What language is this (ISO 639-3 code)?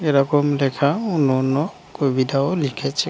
ben